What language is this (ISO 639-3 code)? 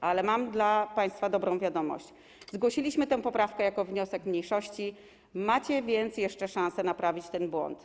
pol